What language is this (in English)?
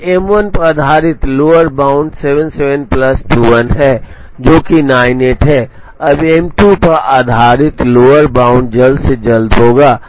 Hindi